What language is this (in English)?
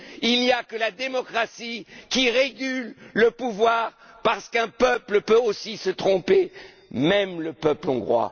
French